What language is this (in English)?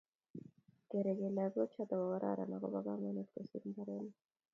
Kalenjin